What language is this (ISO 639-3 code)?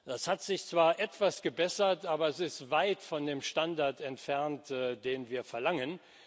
deu